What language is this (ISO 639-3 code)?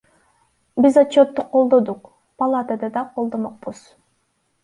kir